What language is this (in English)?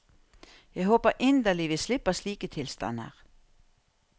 Norwegian